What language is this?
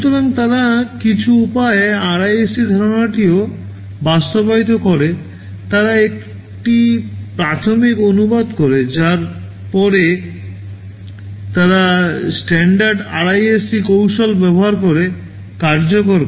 Bangla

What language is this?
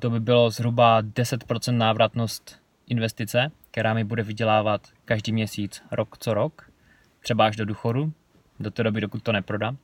Czech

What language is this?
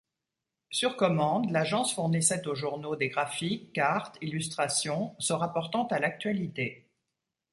French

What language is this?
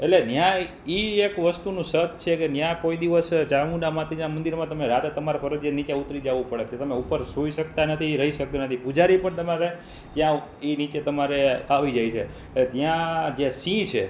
Gujarati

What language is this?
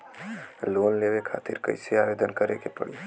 Bhojpuri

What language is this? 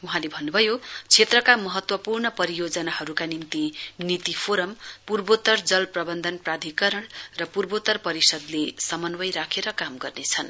Nepali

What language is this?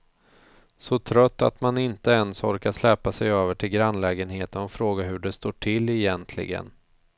Swedish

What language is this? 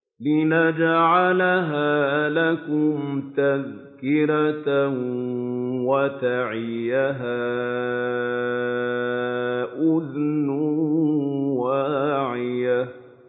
Arabic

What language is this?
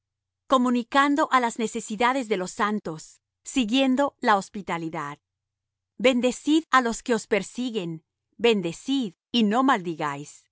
Spanish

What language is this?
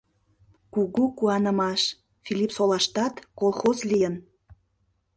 Mari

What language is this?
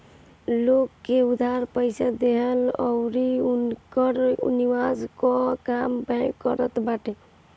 Bhojpuri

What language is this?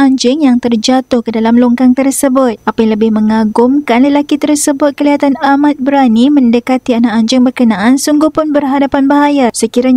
Malay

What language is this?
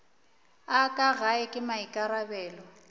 Northern Sotho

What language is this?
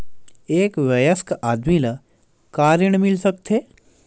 Chhattisgarhi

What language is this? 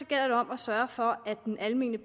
Danish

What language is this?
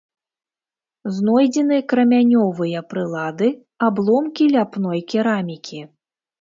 Belarusian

